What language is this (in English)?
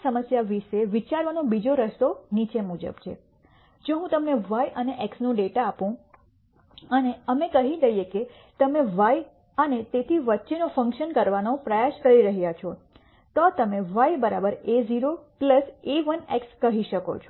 Gujarati